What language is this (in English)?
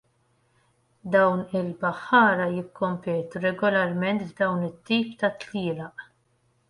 Maltese